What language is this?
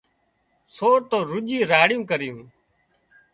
Wadiyara Koli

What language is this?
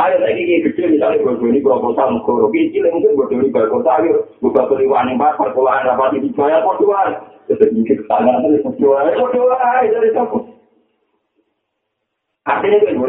Malay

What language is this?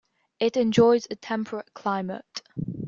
English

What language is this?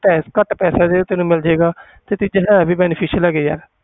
Punjabi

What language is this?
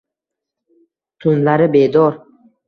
Uzbek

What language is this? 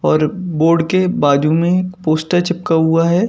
Hindi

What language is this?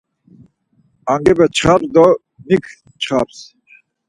Laz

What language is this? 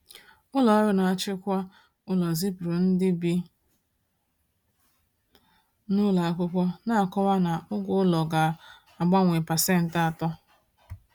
Igbo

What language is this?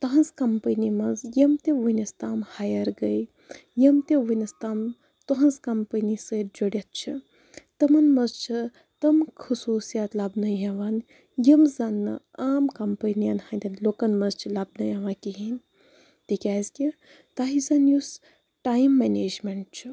Kashmiri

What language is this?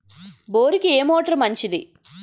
Telugu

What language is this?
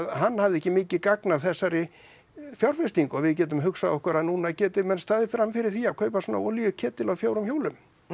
Icelandic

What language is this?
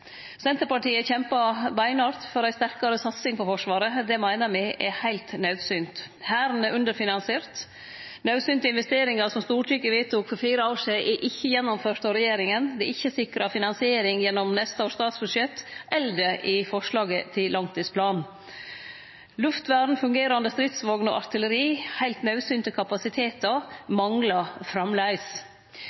Norwegian Nynorsk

